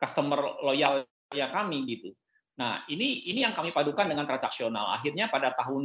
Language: Indonesian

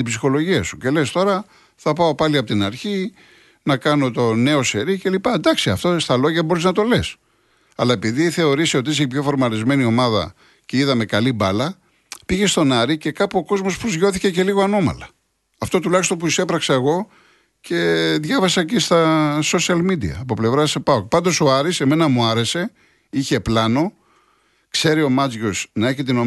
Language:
Greek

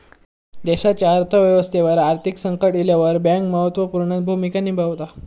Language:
Marathi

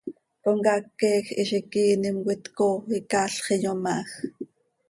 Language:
Seri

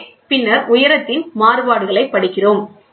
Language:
Tamil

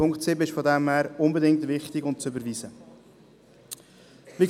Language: Swiss German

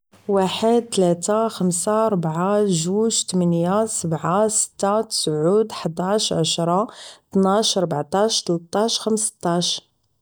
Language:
Moroccan Arabic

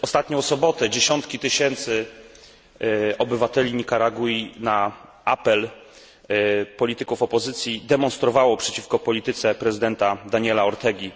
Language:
Polish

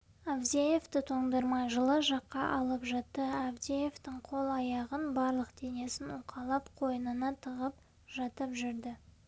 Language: Kazakh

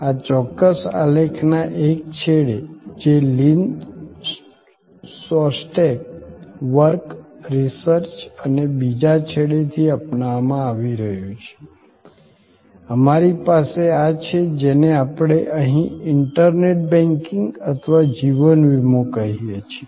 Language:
Gujarati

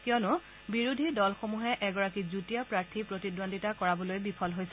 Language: Assamese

